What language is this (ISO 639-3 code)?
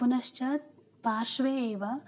san